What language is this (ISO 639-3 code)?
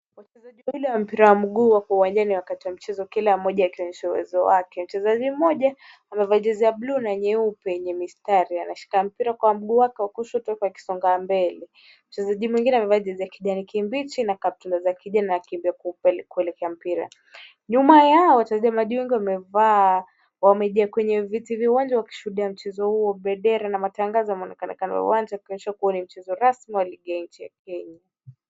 swa